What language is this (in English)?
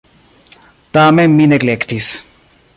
Esperanto